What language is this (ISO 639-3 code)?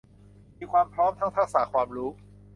tha